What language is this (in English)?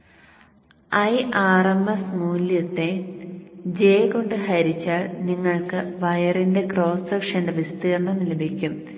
Malayalam